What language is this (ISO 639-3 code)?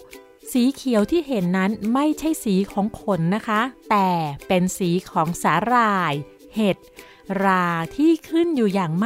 tha